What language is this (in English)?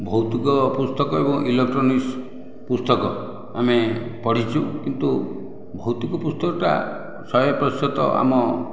Odia